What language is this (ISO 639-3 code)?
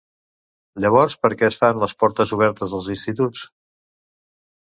cat